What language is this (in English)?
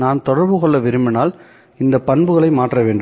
Tamil